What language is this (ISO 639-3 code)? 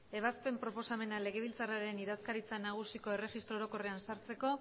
eus